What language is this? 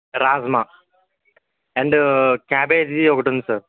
Telugu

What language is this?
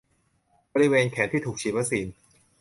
Thai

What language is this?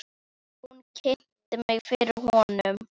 Icelandic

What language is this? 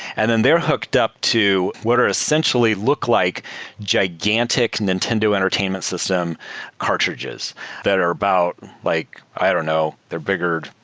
English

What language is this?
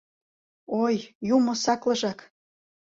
Mari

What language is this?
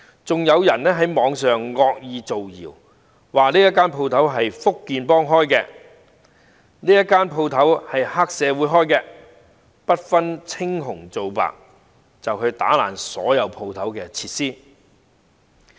Cantonese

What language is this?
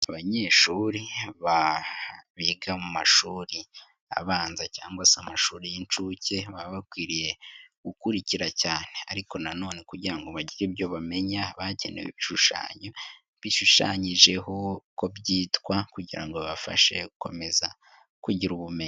Kinyarwanda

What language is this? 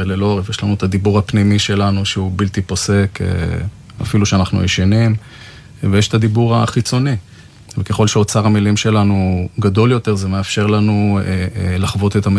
Hebrew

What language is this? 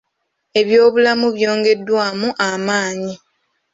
Ganda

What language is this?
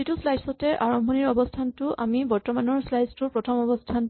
Assamese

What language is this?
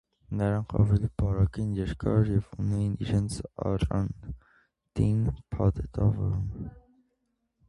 Armenian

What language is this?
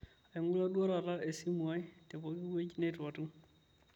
Masai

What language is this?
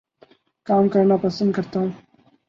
Urdu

